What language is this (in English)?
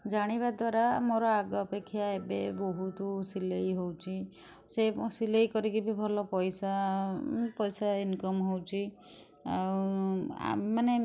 Odia